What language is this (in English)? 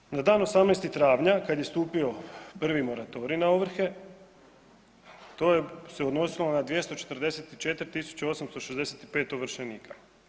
Croatian